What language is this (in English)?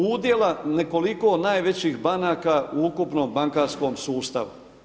Croatian